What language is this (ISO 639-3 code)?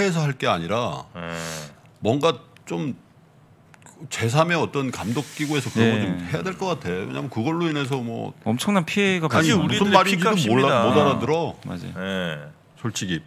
kor